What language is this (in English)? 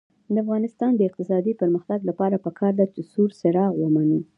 Pashto